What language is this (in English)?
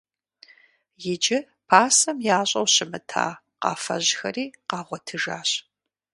Kabardian